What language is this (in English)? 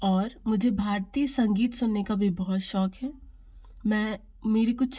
Hindi